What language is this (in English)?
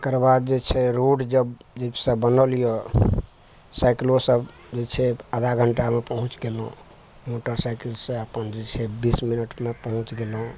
Maithili